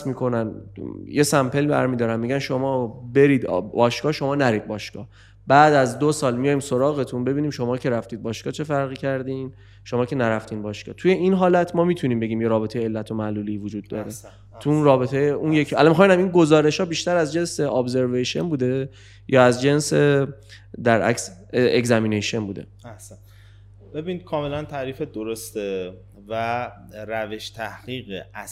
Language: Persian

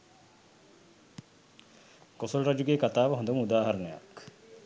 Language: Sinhala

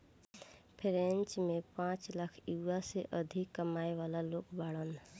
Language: Bhojpuri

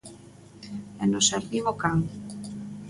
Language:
Galician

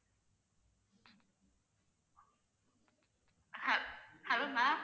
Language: Tamil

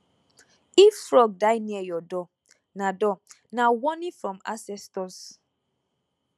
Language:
Nigerian Pidgin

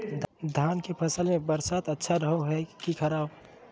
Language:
Magahi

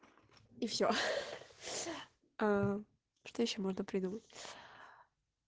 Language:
Russian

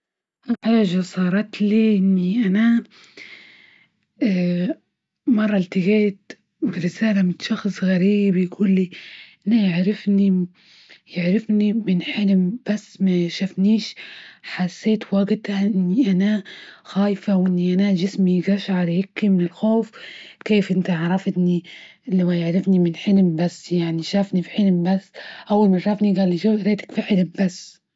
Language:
Libyan Arabic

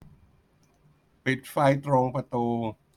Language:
Thai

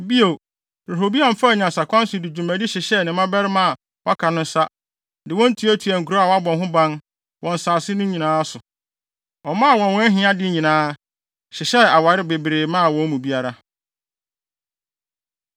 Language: Akan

